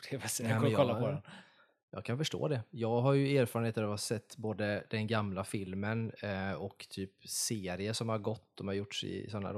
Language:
Swedish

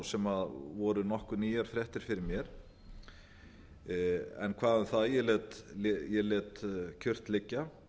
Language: Icelandic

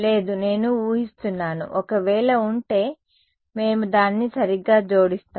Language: Telugu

